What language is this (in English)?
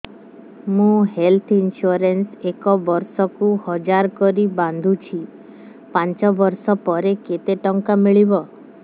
Odia